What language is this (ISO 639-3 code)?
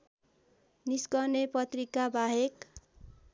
nep